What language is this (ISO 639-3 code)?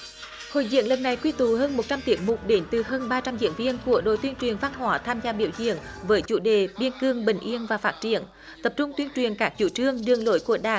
vie